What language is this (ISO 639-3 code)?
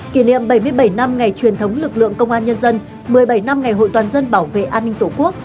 vie